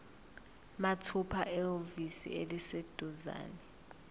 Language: Zulu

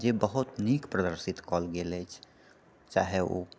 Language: Maithili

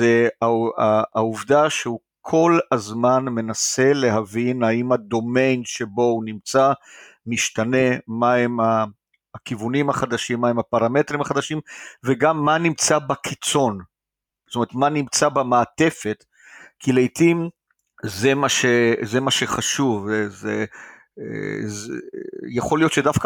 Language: Hebrew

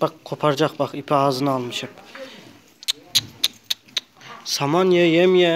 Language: Turkish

